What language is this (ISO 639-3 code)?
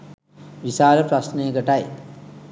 sin